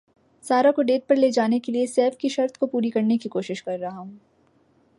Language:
Urdu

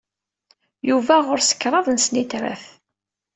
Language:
Kabyle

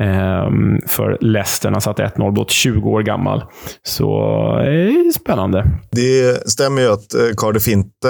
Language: Swedish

